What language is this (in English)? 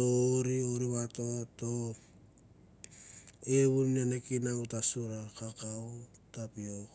Mandara